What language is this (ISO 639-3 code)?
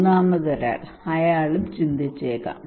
mal